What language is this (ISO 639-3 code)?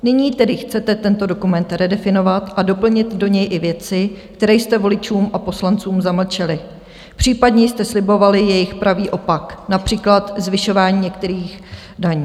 ces